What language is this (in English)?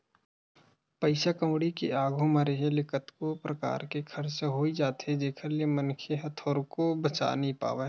Chhattisgarhi